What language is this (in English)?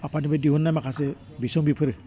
Bodo